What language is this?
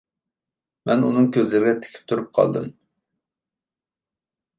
Uyghur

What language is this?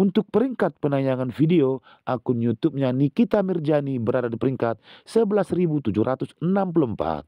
Indonesian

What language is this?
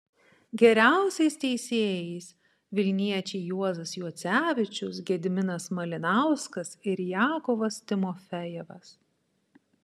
Lithuanian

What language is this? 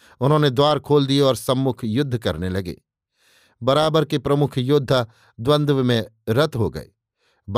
Hindi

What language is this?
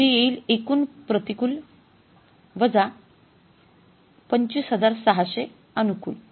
Marathi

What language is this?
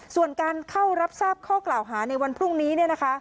Thai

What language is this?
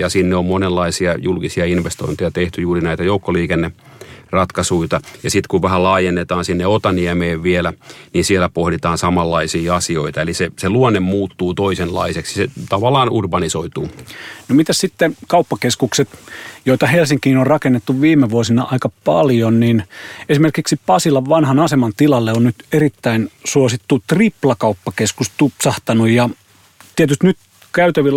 Finnish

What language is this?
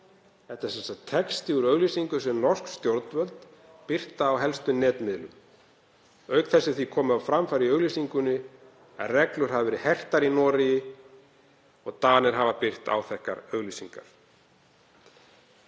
Icelandic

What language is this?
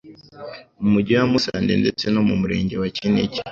Kinyarwanda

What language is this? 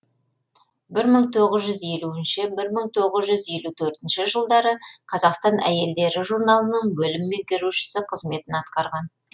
Kazakh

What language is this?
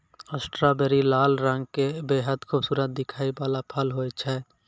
Maithili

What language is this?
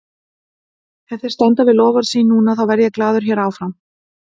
Icelandic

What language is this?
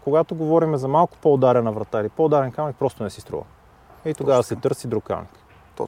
Bulgarian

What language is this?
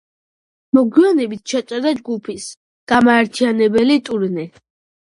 Georgian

